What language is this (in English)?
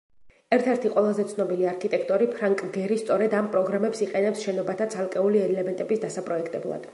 Georgian